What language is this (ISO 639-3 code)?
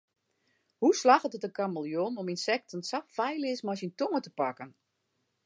fry